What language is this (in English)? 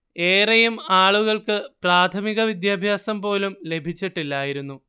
Malayalam